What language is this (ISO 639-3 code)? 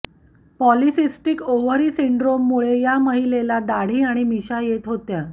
mar